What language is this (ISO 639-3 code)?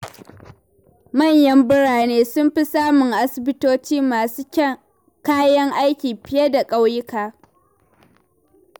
hau